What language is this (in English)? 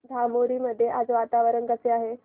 Marathi